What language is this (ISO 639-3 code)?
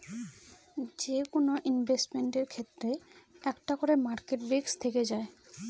ben